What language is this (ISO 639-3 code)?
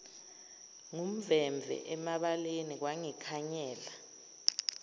zul